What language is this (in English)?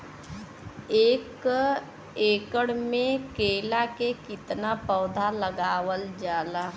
Bhojpuri